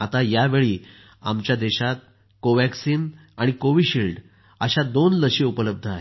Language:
Marathi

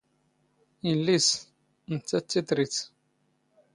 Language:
Standard Moroccan Tamazight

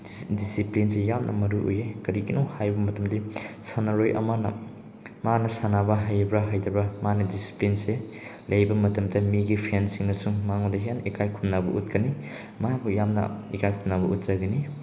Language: Manipuri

